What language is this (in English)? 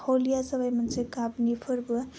Bodo